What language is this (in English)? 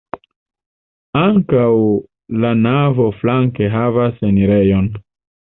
Esperanto